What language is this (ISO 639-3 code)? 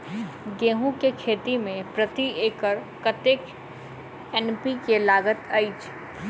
mai